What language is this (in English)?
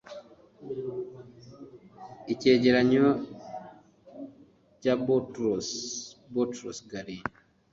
Kinyarwanda